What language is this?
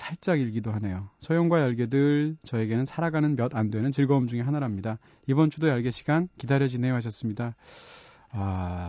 Korean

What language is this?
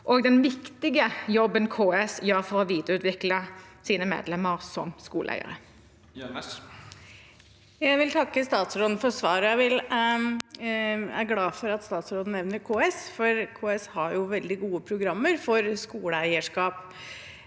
Norwegian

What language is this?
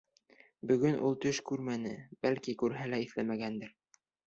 Bashkir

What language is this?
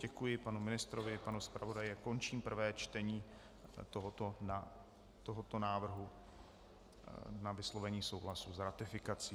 Czech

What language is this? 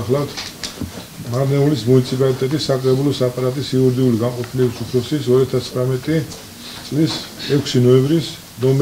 Greek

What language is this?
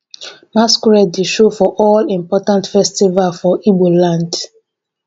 Nigerian Pidgin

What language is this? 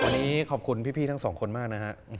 Thai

